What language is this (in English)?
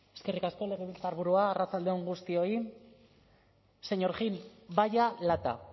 Basque